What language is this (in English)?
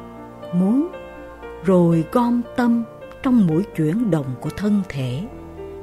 Vietnamese